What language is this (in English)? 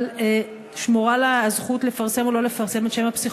Hebrew